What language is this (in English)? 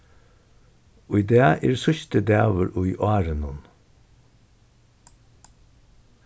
Faroese